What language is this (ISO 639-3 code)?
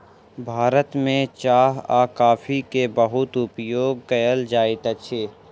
mai